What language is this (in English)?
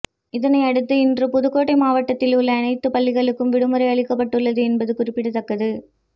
Tamil